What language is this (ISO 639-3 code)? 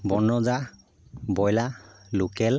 asm